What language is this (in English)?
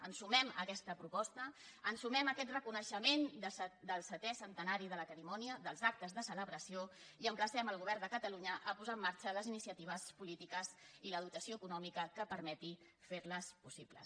Catalan